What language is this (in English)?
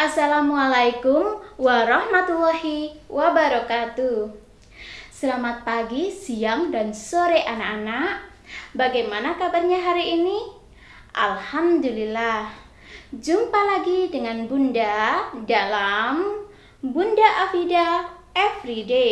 Indonesian